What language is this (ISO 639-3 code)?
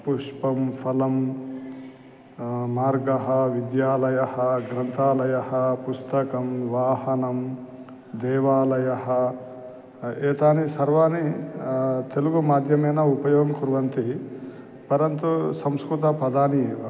san